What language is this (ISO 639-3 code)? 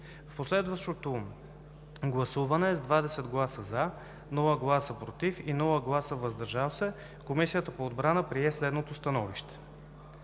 bul